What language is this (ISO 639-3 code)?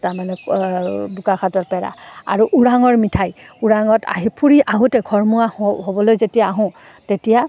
asm